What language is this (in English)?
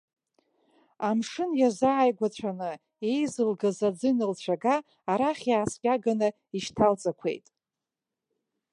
Abkhazian